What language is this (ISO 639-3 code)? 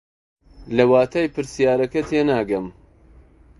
ckb